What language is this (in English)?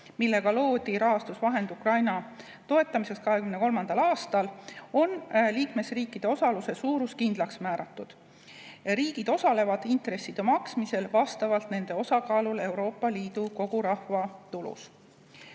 Estonian